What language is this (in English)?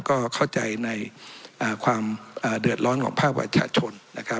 Thai